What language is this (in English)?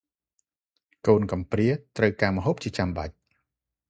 Khmer